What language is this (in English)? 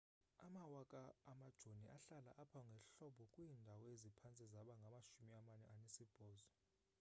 Xhosa